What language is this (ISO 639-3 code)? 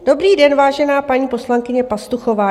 ces